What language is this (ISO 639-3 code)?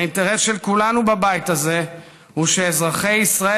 heb